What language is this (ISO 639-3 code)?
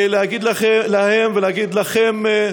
heb